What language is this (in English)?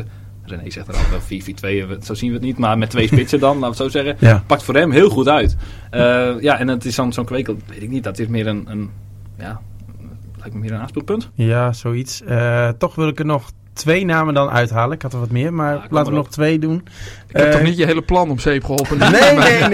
Dutch